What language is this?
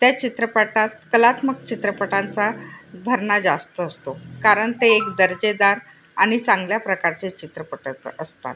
Marathi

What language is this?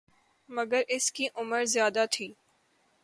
Urdu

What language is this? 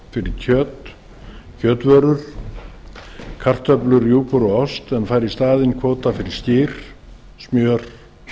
Icelandic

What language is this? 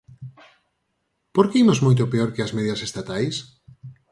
Galician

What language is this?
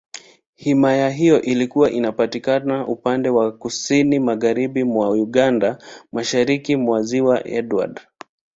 Swahili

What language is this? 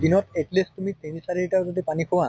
Assamese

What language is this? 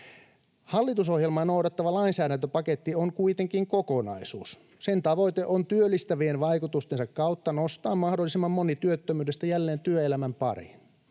Finnish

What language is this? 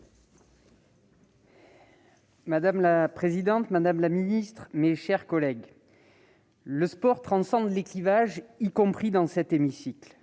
French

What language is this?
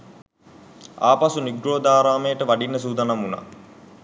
Sinhala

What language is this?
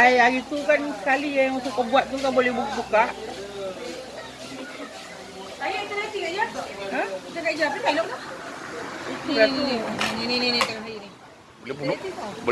Malay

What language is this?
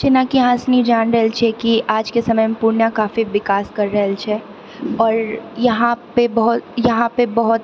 Maithili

